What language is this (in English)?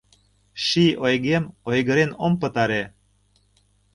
Mari